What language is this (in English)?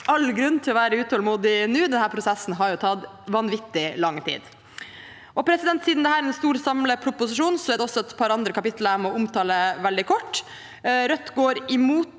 Norwegian